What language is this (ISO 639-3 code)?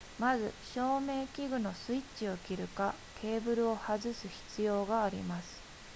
jpn